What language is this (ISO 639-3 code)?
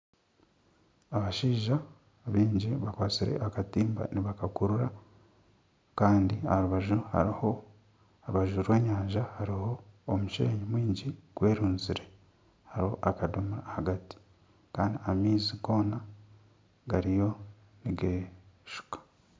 nyn